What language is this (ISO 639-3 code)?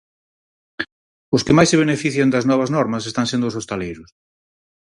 glg